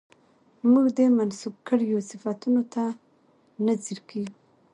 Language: Pashto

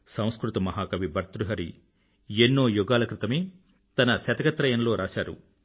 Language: Telugu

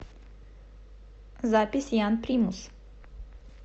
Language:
Russian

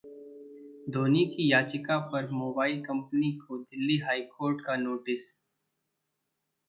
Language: Hindi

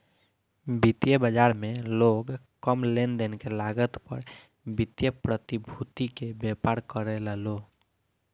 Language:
Bhojpuri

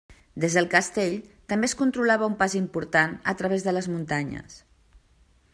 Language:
Catalan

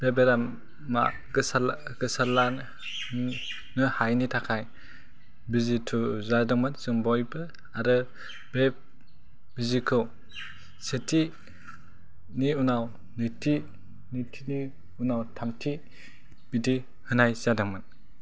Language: Bodo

